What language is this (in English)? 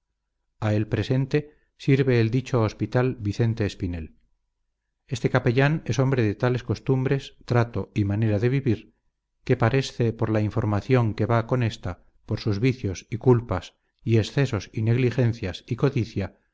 Spanish